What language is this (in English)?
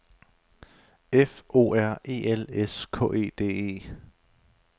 Danish